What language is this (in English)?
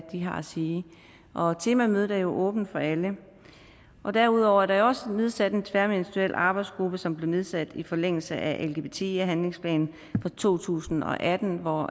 Danish